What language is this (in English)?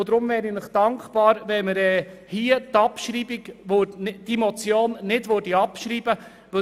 Swiss German